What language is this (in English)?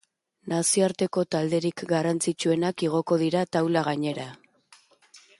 Basque